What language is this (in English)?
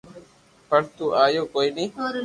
Loarki